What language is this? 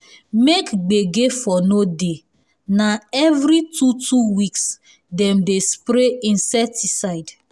Nigerian Pidgin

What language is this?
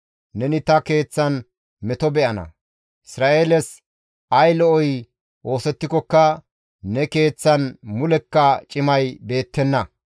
Gamo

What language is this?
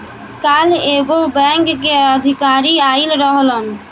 Bhojpuri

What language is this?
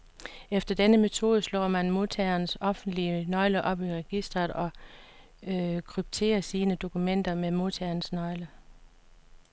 Danish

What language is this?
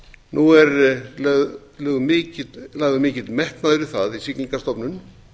Icelandic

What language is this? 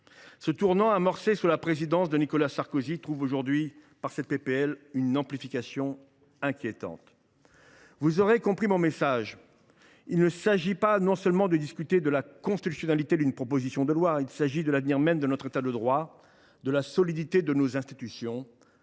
French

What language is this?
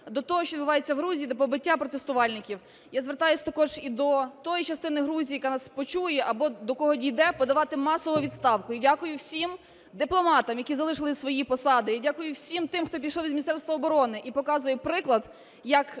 Ukrainian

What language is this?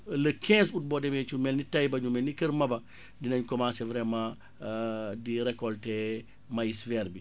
Wolof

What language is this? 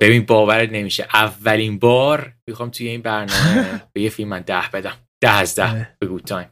Persian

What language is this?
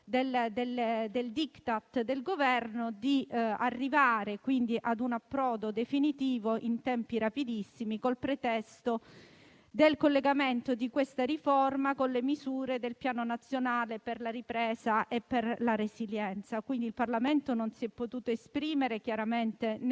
Italian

